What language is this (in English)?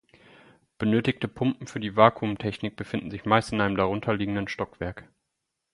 German